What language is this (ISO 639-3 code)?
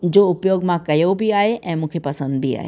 snd